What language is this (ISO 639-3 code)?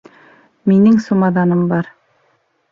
bak